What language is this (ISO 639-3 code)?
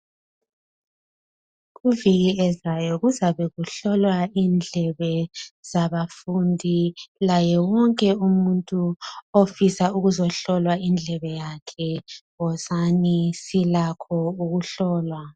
nde